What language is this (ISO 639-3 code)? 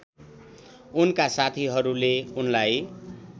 nep